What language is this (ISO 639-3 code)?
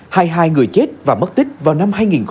vie